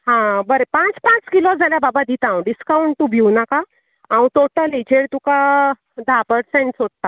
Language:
Konkani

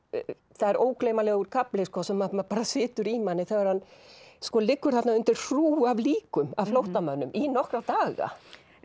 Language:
Icelandic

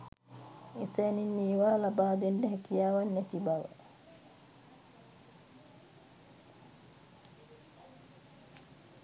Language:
Sinhala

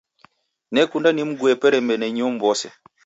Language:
Taita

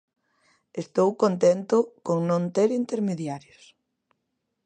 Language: Galician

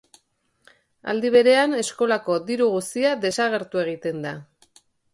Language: Basque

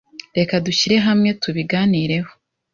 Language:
Kinyarwanda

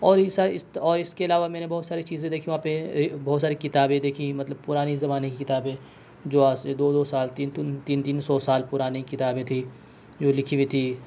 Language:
Urdu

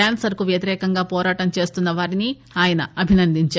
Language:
Telugu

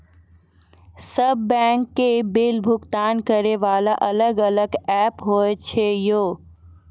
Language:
Maithili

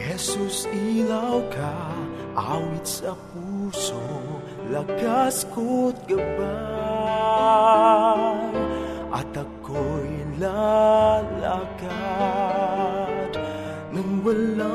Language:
Filipino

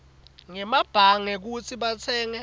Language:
Swati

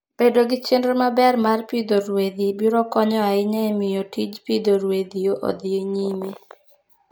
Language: Luo (Kenya and Tanzania)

